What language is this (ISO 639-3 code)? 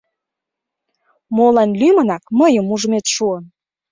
chm